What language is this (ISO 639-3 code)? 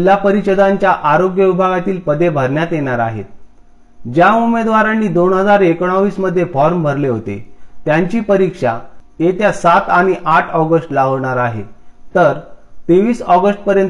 mar